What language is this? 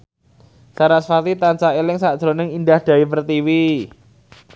Javanese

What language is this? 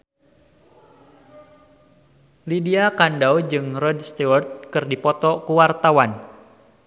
Sundanese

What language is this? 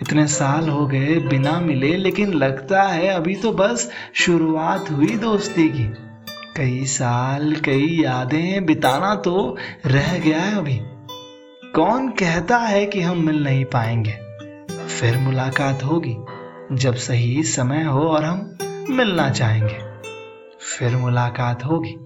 Hindi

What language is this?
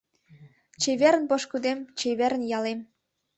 Mari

